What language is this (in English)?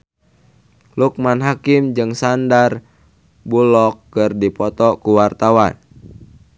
Sundanese